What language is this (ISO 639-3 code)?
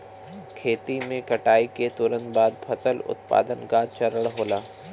bho